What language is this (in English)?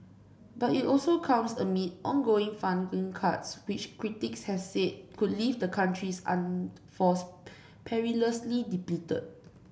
English